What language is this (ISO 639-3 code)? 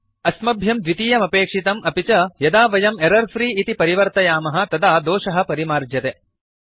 san